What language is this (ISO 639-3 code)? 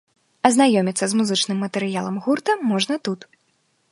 bel